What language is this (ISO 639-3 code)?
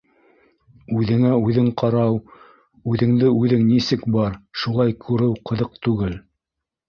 bak